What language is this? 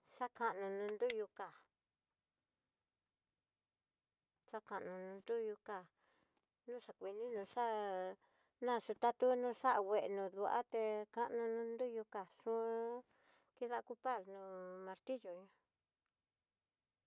Tidaá Mixtec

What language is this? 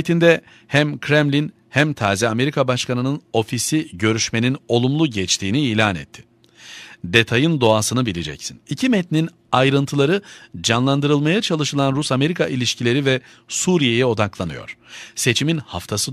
Turkish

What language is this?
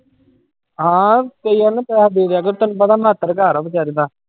Punjabi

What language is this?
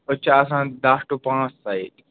Kashmiri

